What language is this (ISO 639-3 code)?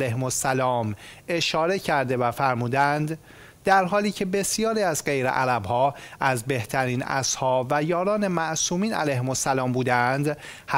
fas